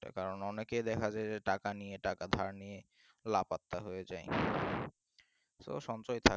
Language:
Bangla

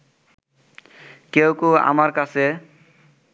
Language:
Bangla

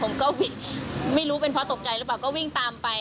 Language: Thai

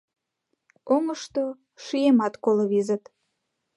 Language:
Mari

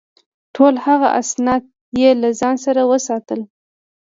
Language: Pashto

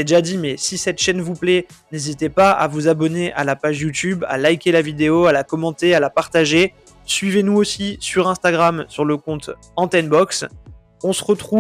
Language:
French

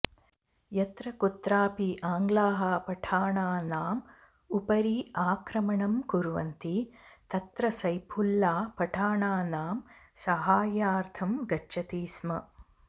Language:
Sanskrit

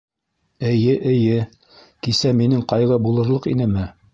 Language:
Bashkir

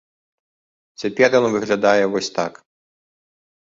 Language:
Belarusian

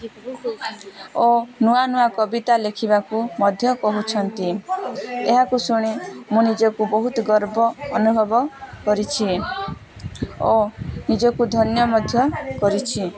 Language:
Odia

